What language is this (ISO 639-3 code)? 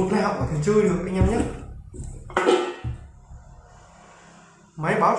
vie